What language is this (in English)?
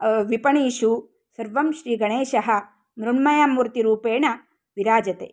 Sanskrit